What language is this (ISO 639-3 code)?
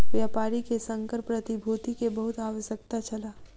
mai